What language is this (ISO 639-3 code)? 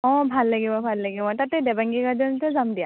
asm